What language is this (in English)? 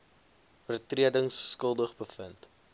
Afrikaans